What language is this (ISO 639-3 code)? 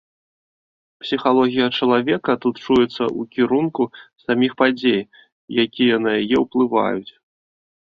bel